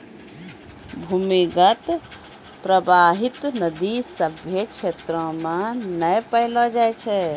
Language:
Maithili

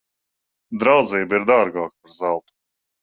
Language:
Latvian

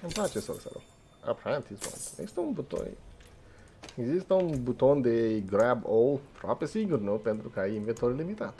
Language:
Romanian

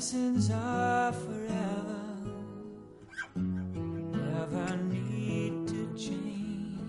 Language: Korean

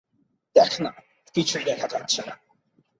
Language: Bangla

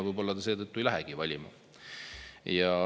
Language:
Estonian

